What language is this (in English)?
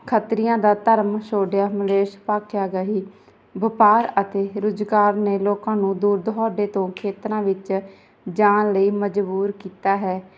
Punjabi